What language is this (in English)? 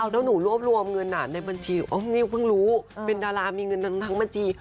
Thai